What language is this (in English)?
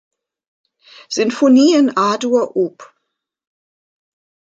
German